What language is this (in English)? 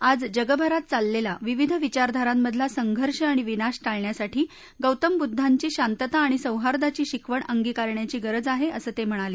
Marathi